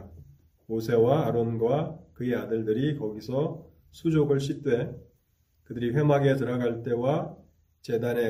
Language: Korean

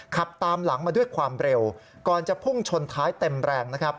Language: Thai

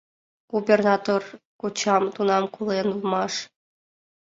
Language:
Mari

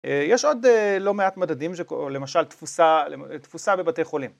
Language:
Hebrew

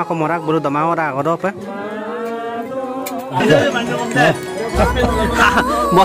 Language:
Indonesian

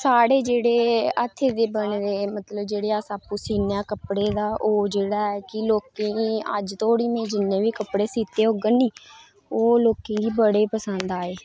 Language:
Dogri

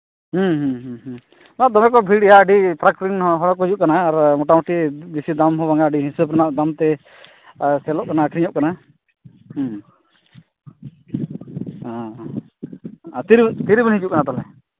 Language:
Santali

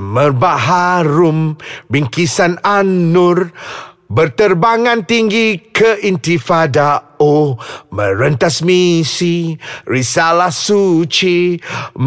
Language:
Malay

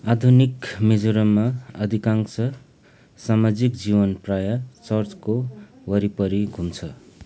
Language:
Nepali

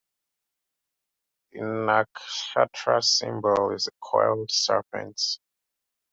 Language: English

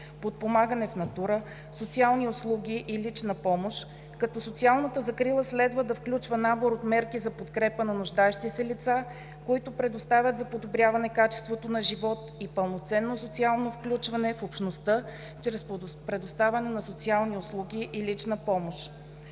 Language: Bulgarian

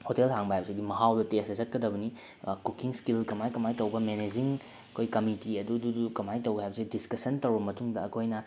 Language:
Manipuri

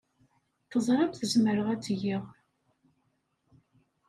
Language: Kabyle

